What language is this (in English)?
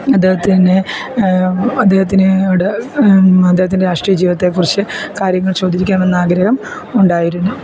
Malayalam